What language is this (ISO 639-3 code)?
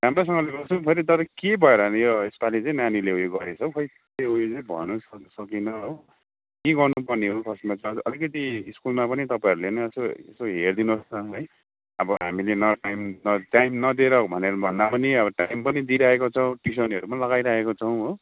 nep